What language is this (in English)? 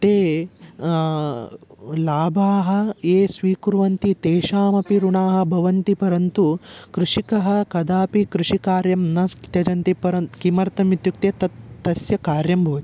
Sanskrit